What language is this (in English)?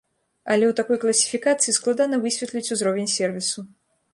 Belarusian